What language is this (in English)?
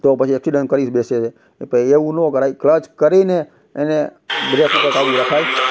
Gujarati